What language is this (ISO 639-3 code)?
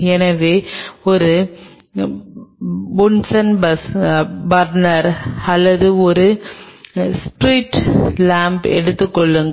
tam